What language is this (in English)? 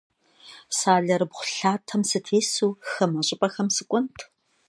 Kabardian